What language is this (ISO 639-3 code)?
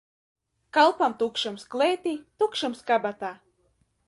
lav